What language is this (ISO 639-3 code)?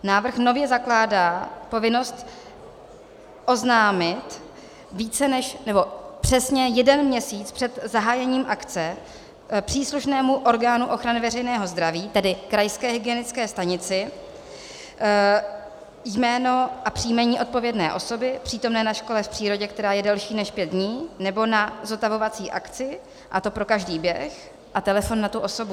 ces